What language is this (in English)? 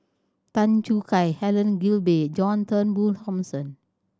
English